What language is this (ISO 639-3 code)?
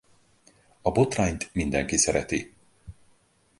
hun